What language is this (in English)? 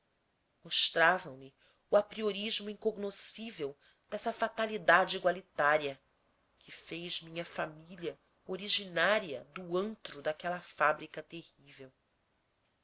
Portuguese